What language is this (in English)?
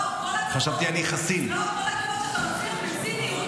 Hebrew